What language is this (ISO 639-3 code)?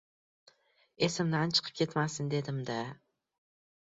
uzb